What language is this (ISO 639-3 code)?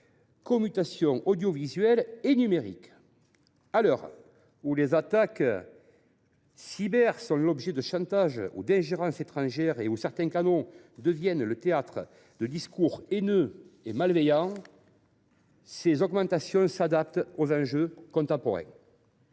fra